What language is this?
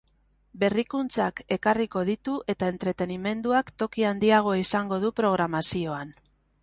Basque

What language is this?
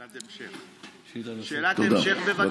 Hebrew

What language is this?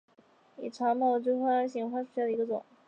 Chinese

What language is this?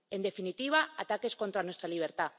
Spanish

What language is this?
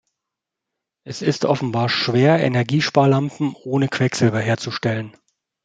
German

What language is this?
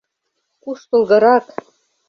Mari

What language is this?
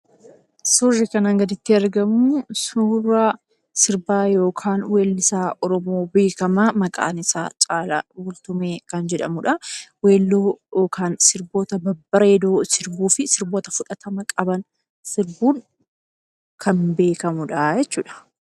Oromo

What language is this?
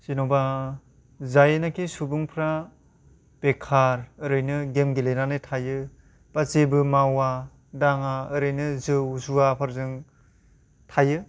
Bodo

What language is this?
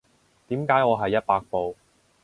Cantonese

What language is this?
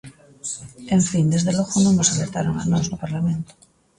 Galician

